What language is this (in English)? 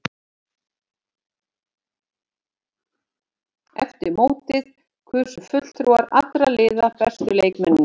Icelandic